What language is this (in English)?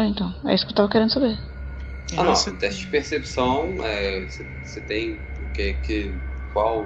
Portuguese